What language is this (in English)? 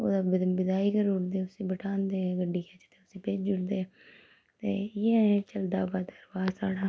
Dogri